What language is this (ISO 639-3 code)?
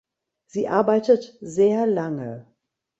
deu